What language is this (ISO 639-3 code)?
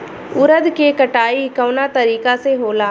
bho